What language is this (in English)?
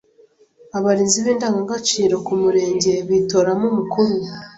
Kinyarwanda